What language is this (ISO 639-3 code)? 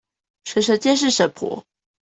zho